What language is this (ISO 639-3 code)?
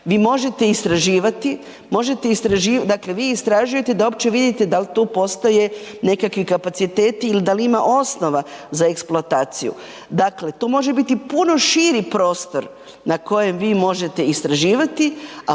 hrv